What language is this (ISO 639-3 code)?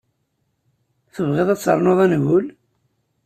kab